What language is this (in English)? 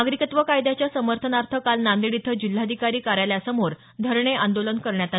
Marathi